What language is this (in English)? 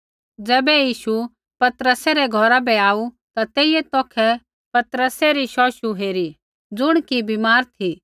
Kullu Pahari